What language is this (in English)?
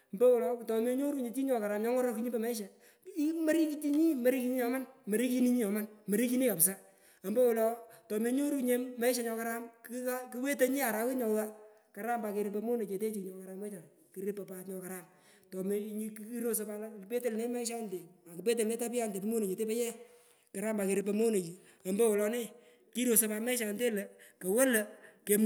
Pökoot